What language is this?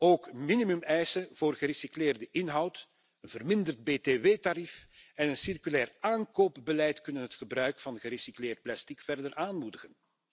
Dutch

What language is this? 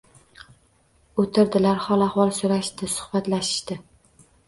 Uzbek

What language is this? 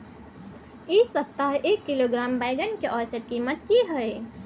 Maithili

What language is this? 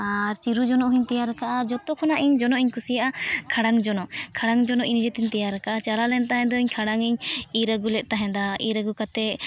Santali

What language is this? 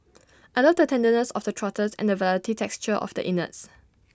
English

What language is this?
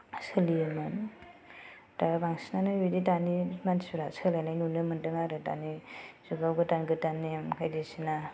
Bodo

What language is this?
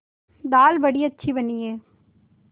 Hindi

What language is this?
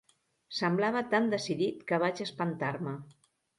Catalan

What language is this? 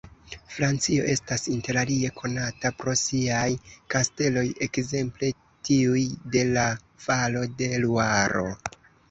Esperanto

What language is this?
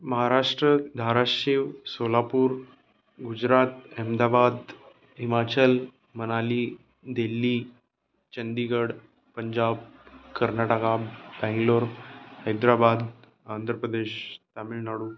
Marathi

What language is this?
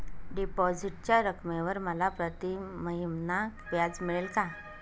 Marathi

